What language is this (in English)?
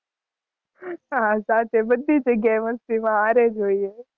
Gujarati